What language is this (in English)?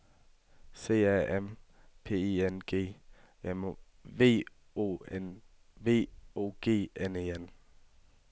Danish